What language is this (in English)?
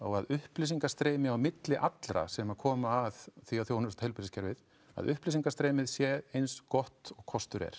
Icelandic